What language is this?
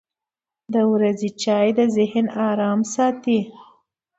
Pashto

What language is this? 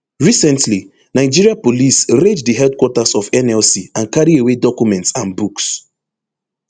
Nigerian Pidgin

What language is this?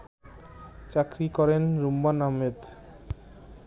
Bangla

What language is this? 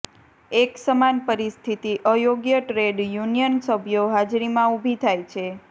Gujarati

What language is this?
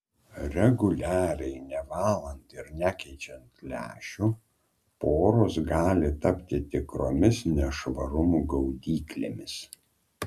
Lithuanian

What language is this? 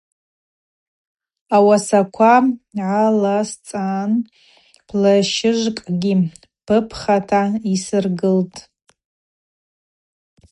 Abaza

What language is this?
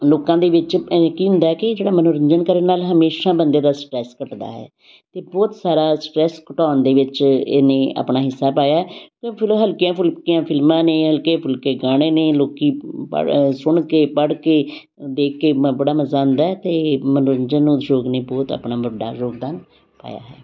Punjabi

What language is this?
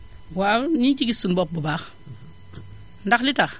Wolof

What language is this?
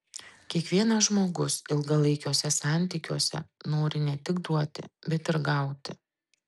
Lithuanian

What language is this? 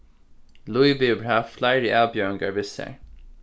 Faroese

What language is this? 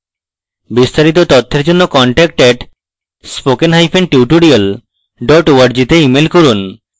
Bangla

